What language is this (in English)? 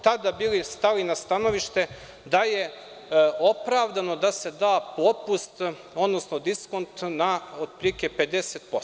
Serbian